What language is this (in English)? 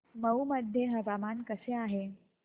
Marathi